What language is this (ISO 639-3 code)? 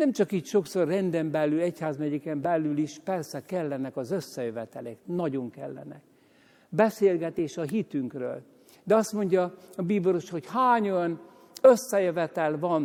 hun